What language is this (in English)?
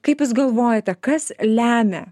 Lithuanian